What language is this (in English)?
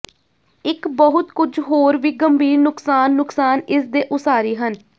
Punjabi